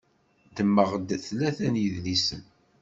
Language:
Kabyle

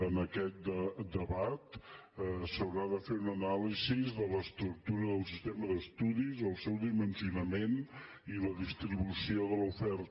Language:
Catalan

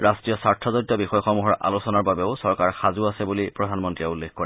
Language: Assamese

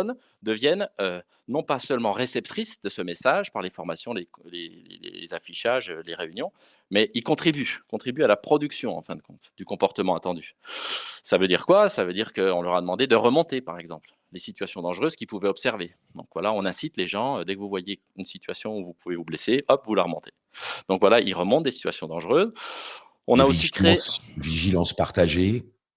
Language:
French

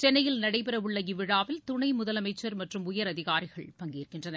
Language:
Tamil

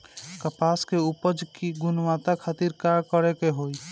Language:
Bhojpuri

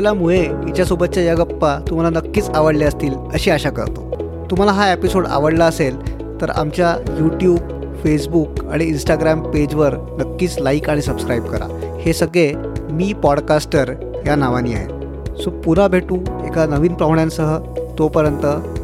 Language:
Marathi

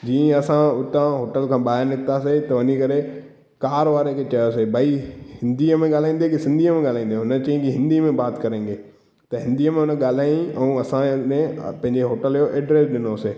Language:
Sindhi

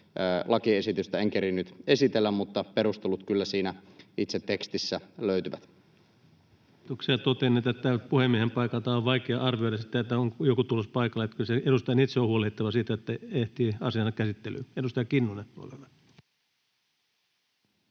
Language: Finnish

